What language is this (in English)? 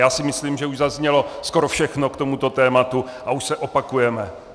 Czech